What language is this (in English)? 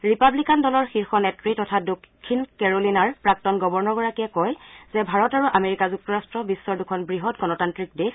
Assamese